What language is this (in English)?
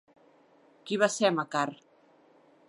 Catalan